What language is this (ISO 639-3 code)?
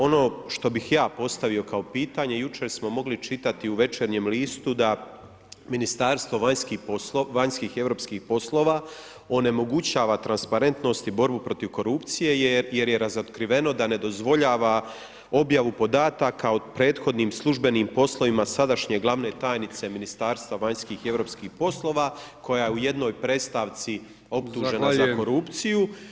hrv